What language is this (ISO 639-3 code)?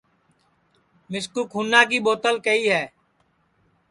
ssi